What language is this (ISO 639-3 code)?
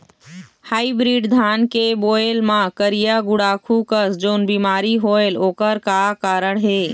hne